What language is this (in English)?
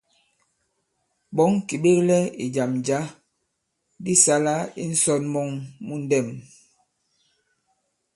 Bankon